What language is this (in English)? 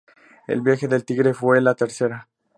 Spanish